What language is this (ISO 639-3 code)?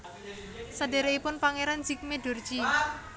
jav